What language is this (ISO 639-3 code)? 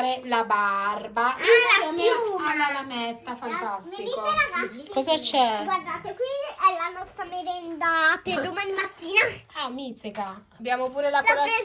ita